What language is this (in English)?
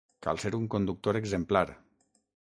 Catalan